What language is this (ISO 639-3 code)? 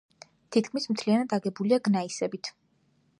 kat